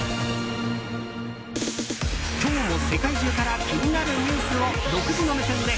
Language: Japanese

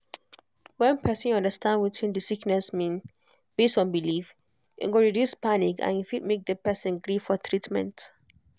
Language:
Nigerian Pidgin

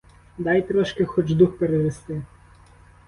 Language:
Ukrainian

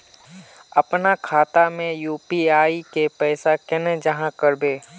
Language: Magahi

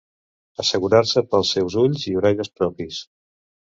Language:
Catalan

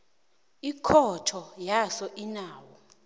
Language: South Ndebele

